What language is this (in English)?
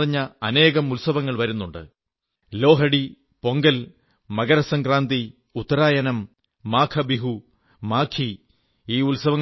Malayalam